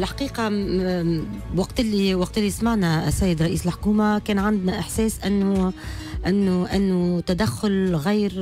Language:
Arabic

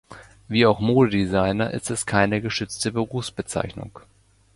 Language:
German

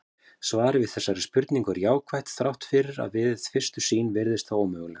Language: Icelandic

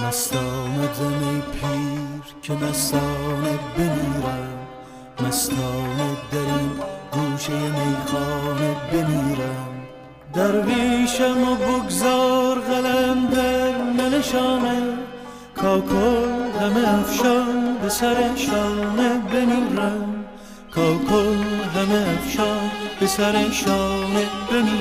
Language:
Persian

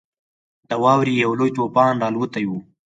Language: Pashto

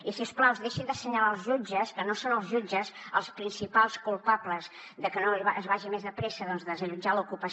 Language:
Catalan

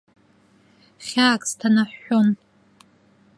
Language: Abkhazian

